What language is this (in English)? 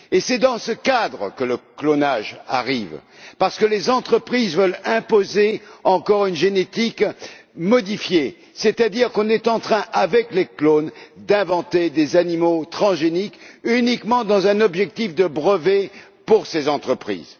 French